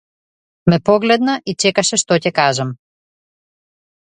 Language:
Macedonian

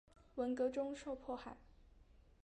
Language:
Chinese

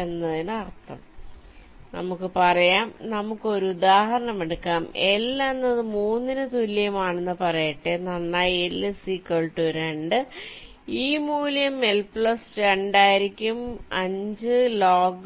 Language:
Malayalam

